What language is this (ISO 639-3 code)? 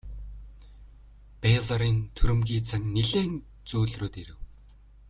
mon